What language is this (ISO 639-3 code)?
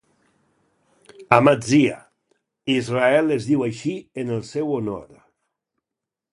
cat